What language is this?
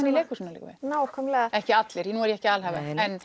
Icelandic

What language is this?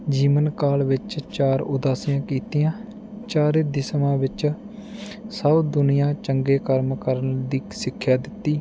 Punjabi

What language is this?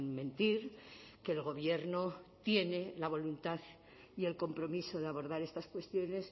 Spanish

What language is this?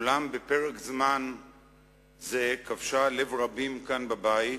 Hebrew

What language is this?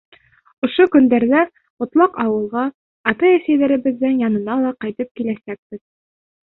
Bashkir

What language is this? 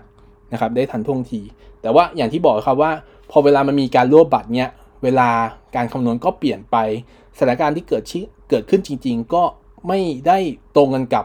Thai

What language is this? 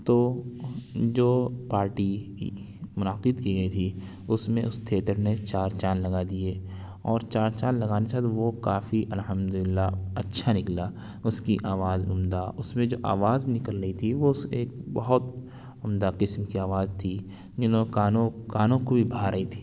Urdu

